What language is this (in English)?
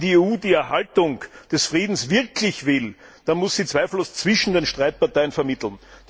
German